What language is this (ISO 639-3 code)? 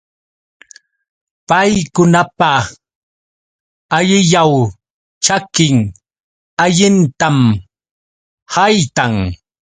qux